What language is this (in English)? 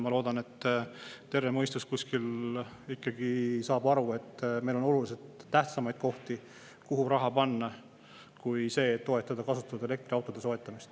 Estonian